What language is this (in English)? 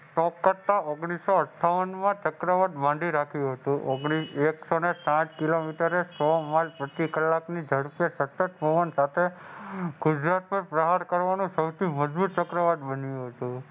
Gujarati